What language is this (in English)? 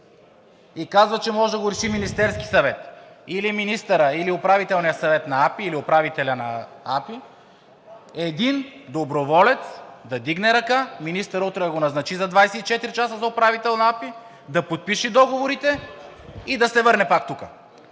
Bulgarian